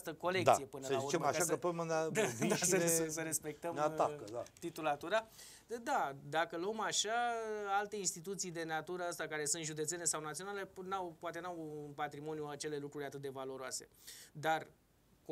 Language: Romanian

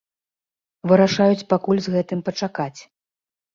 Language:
Belarusian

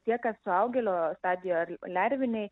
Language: Lithuanian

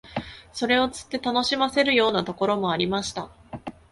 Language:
Japanese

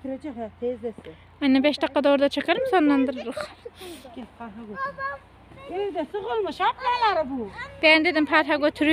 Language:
Turkish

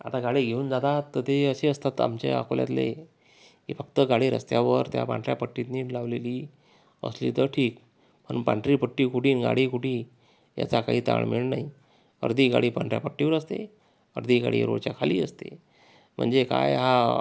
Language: Marathi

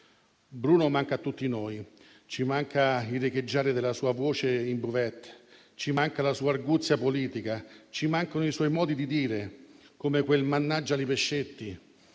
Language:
Italian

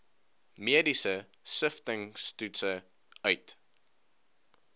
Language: Afrikaans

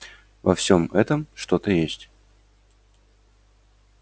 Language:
Russian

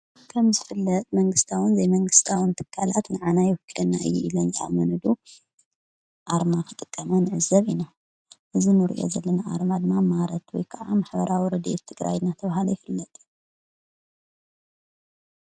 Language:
Tigrinya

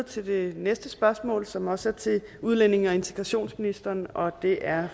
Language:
Danish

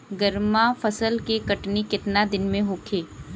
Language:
Bhojpuri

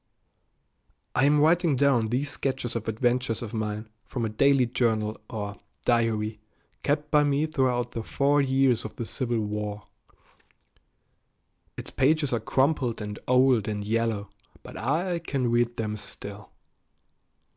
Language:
English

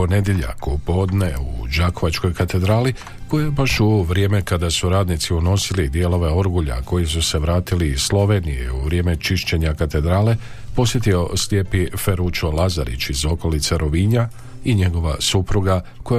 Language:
Croatian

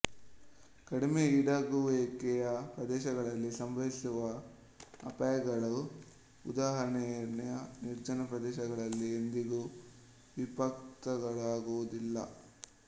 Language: Kannada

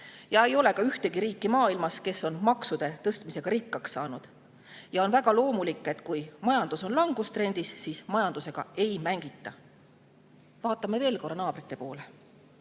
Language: Estonian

